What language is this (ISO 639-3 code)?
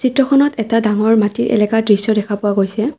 asm